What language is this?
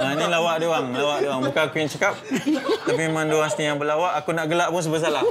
Malay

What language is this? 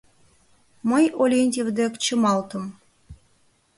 Mari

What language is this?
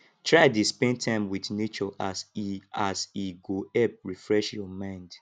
Nigerian Pidgin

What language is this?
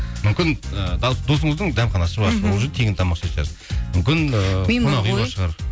Kazakh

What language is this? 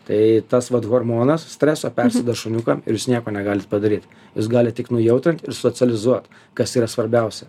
Lithuanian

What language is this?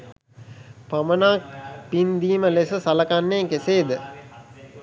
Sinhala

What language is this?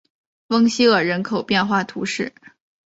Chinese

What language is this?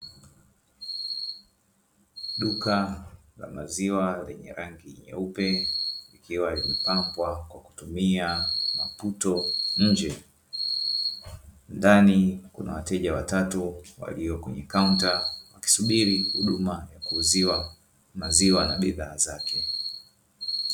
Swahili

